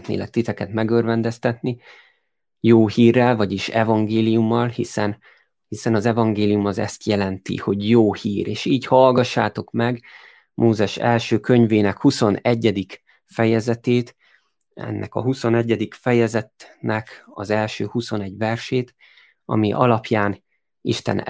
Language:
Hungarian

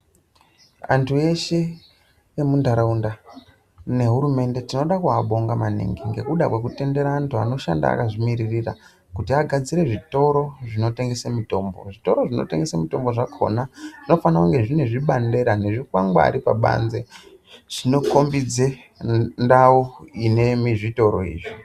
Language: Ndau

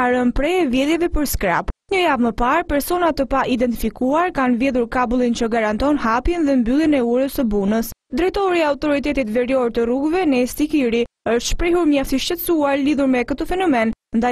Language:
Romanian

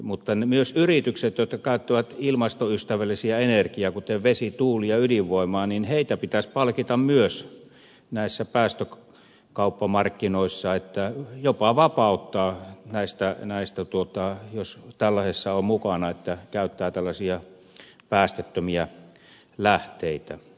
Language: Finnish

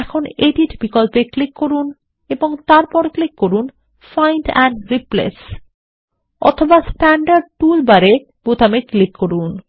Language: Bangla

